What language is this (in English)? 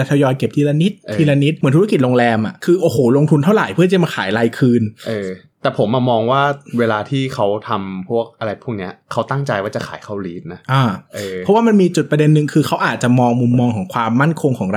Thai